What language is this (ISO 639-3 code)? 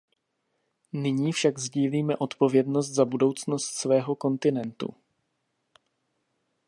ces